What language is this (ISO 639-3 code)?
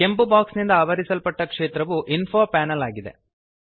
kan